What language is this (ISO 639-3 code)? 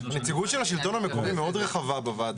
heb